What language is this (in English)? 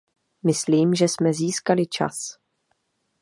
Czech